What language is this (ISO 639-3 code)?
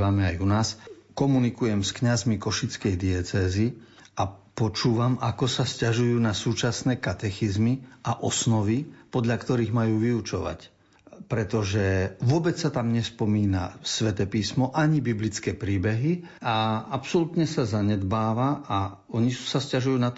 slk